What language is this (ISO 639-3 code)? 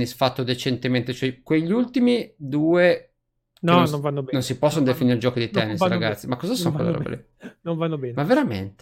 ita